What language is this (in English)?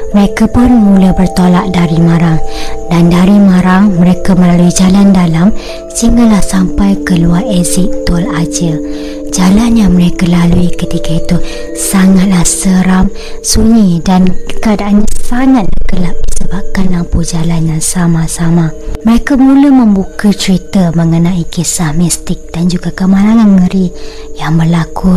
Malay